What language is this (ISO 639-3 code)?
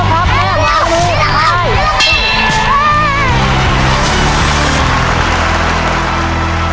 tha